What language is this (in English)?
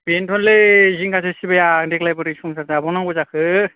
Bodo